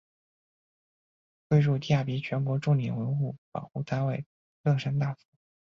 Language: Chinese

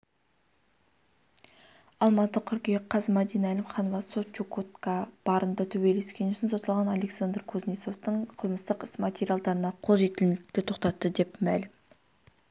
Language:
Kazakh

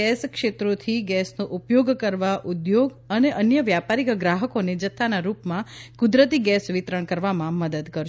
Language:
Gujarati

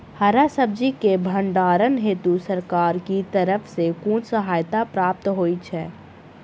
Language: Maithili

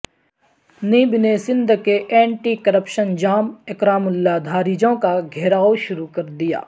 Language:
Urdu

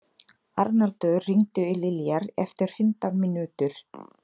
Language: Icelandic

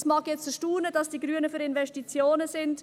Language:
Swiss German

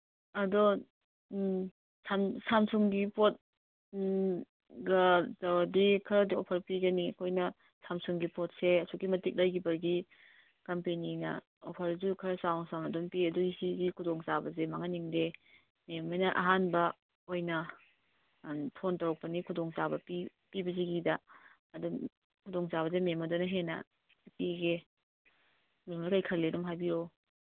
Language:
Manipuri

